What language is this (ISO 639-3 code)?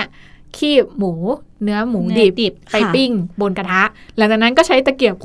tha